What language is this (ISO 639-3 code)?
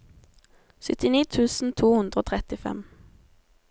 nor